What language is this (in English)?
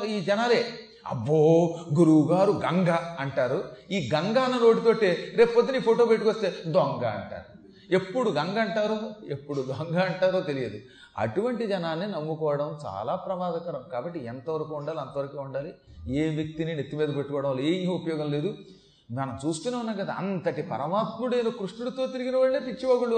Telugu